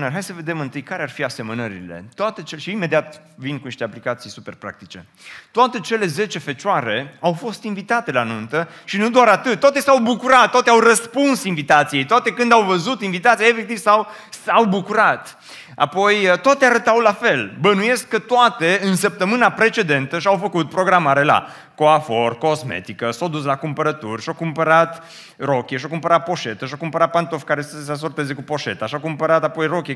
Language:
Romanian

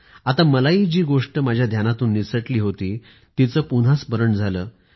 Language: Marathi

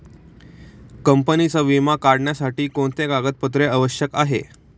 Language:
Marathi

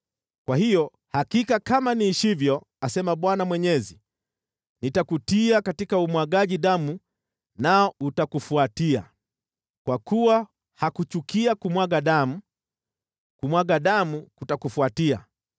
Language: Swahili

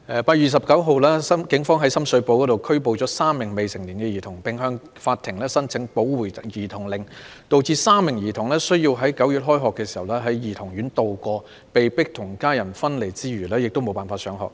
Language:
Cantonese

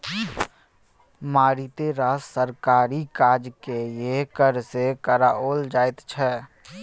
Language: Maithili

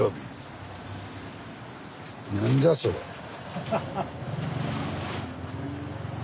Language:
Japanese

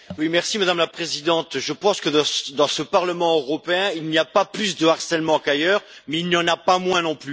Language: French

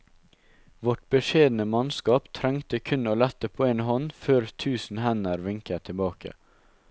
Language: Norwegian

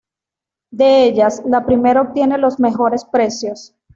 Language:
Spanish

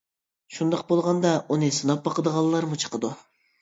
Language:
Uyghur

